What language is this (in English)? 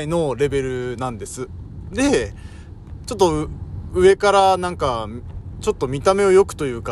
Japanese